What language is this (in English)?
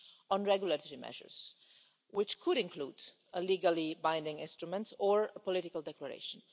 English